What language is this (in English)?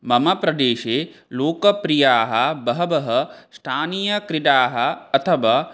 Sanskrit